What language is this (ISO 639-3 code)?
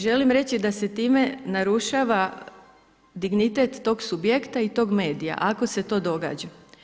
hrv